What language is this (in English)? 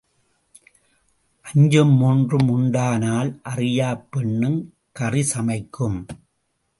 Tamil